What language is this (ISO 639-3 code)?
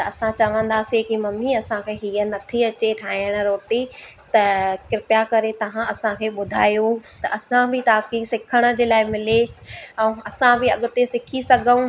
snd